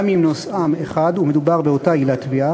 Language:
Hebrew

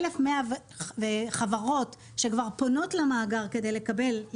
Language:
Hebrew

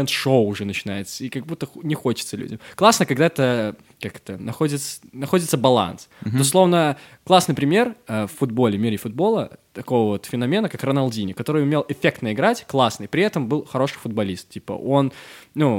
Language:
Russian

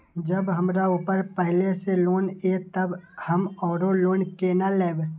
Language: Maithili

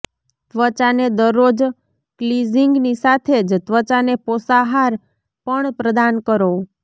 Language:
Gujarati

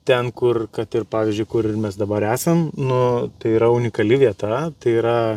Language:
Lithuanian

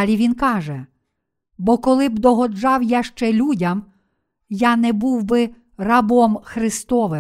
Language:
Ukrainian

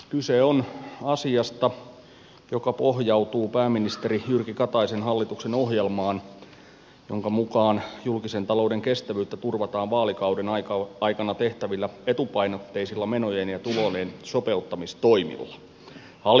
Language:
Finnish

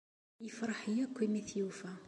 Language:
Kabyle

